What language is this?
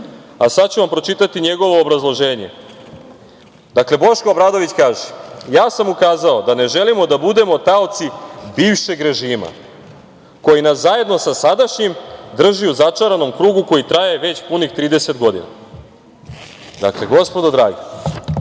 Serbian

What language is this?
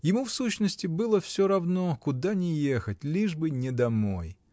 Russian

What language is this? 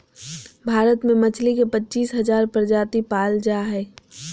Magahi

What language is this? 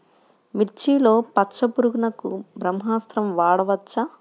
Telugu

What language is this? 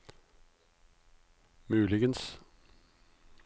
Norwegian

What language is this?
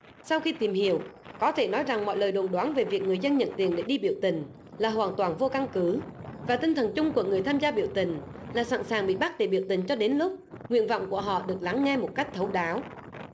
Vietnamese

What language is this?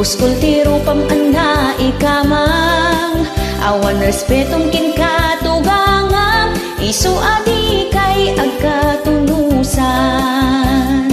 Filipino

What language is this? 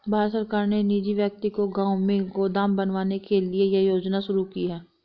Hindi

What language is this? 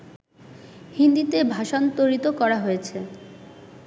Bangla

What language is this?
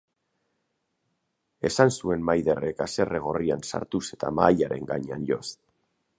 Basque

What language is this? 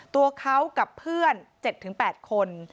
Thai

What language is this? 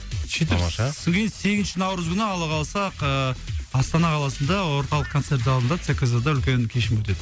Kazakh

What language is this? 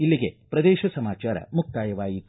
Kannada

